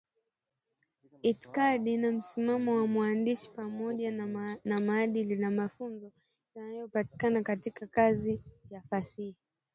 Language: Swahili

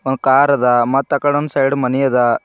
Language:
Kannada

